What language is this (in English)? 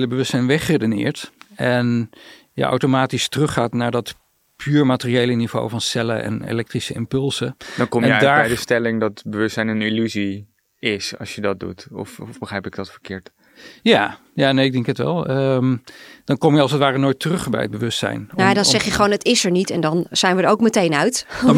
Dutch